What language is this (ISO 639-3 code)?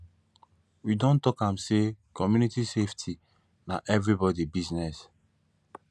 pcm